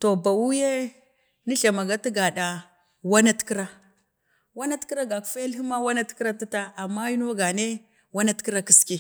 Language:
Bade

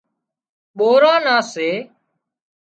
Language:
Wadiyara Koli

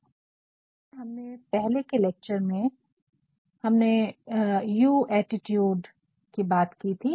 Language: Hindi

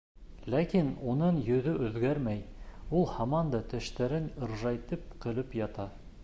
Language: Bashkir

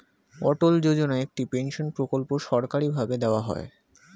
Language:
Bangla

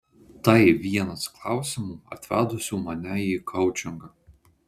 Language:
Lithuanian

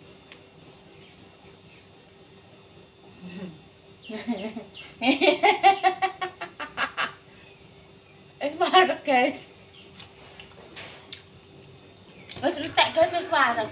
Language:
Indonesian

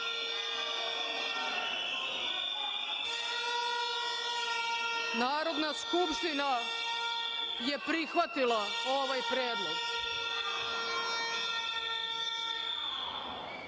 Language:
Serbian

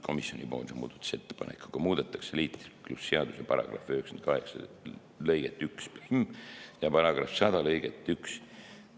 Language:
Estonian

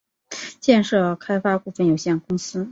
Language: Chinese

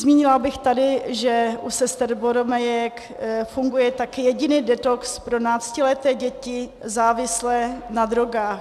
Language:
Czech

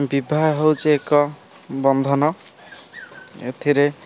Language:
Odia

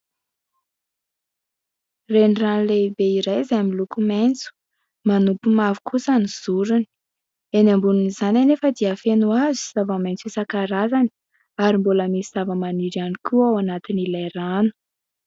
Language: Malagasy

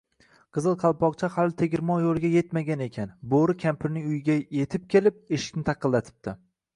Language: Uzbek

